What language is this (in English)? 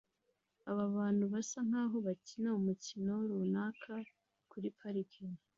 Kinyarwanda